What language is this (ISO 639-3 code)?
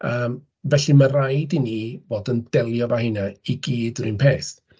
cym